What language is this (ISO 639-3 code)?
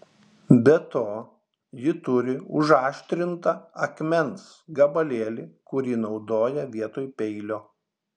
lit